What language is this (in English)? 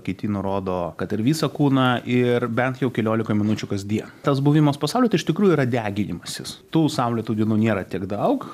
Lithuanian